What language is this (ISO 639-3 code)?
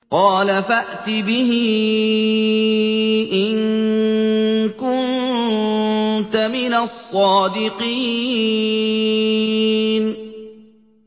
ara